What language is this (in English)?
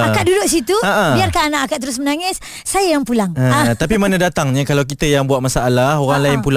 Malay